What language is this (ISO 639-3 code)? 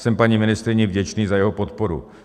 ces